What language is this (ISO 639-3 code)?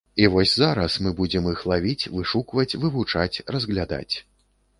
bel